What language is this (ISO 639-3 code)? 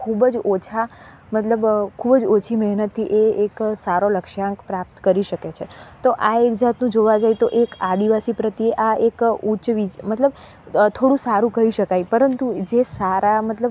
guj